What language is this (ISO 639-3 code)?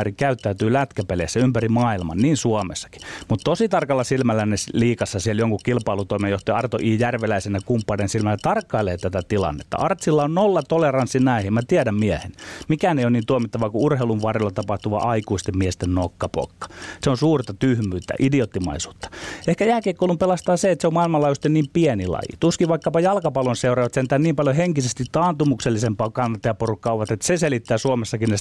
fin